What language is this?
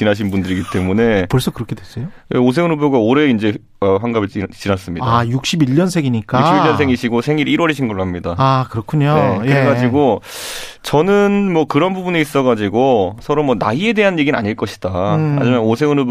Korean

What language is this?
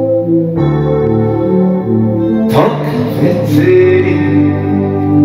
Japanese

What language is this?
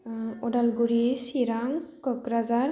Bodo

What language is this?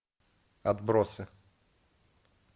Russian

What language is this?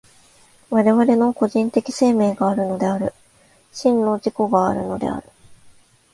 Japanese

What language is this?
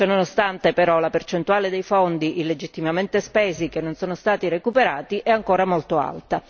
Italian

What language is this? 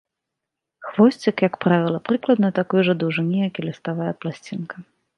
Belarusian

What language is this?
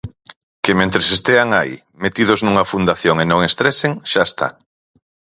Galician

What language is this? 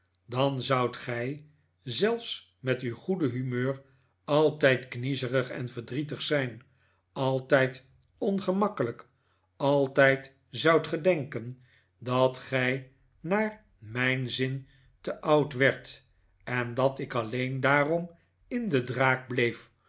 Dutch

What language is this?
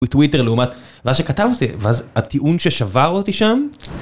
Hebrew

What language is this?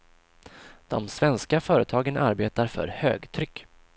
Swedish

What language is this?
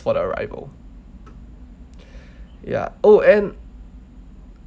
English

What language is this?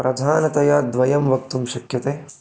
Sanskrit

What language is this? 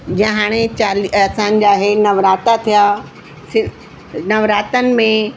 Sindhi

